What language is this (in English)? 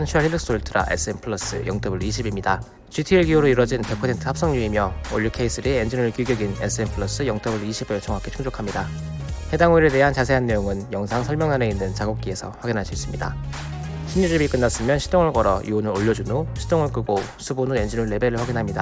Korean